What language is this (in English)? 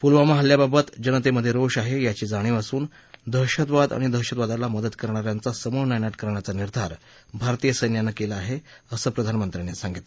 Marathi